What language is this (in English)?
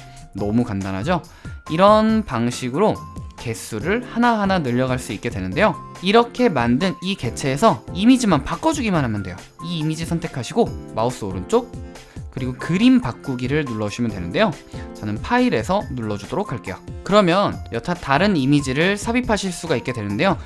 Korean